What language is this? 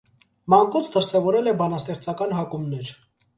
Armenian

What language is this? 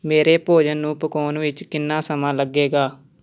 Punjabi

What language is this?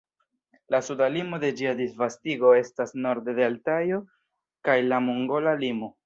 Esperanto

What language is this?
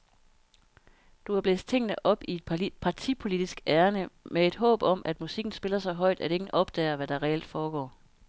Danish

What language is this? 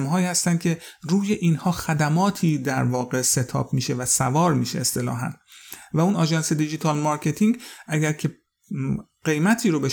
Persian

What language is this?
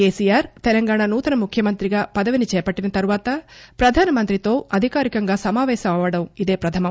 Telugu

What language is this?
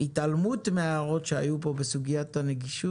Hebrew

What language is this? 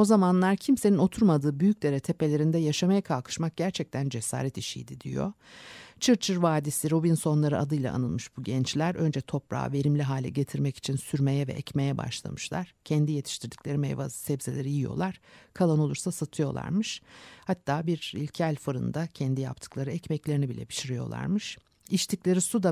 Turkish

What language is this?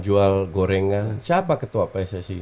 Indonesian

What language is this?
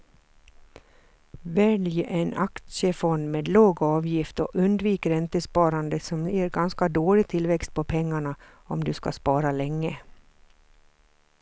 Swedish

